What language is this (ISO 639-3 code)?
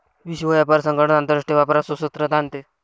mar